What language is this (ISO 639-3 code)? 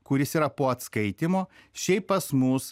lit